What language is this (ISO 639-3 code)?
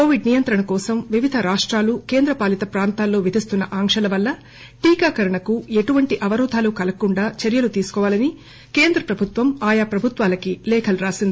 tel